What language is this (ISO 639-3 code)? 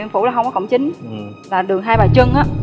vie